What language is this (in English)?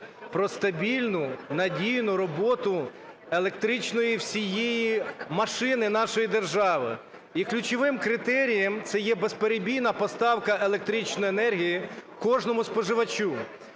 Ukrainian